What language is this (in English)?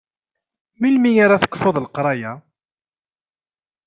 Kabyle